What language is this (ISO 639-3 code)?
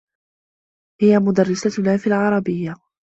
ara